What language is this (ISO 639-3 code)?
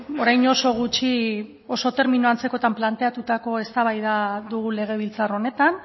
eus